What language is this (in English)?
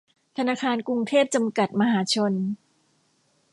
Thai